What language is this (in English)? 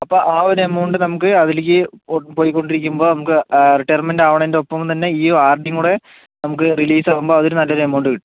Malayalam